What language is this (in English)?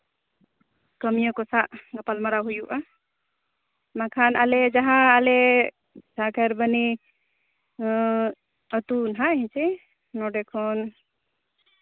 Santali